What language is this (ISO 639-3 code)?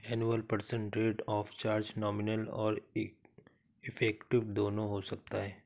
hin